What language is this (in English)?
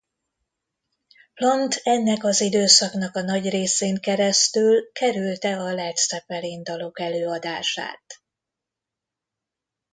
Hungarian